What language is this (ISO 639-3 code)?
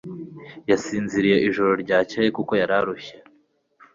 kin